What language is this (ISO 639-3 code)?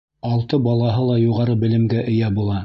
bak